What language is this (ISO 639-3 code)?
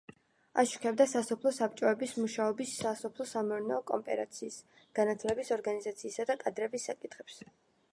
kat